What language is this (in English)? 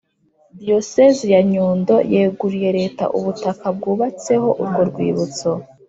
Kinyarwanda